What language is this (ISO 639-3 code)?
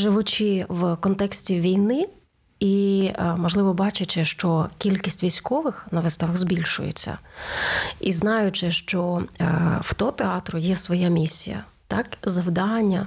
ukr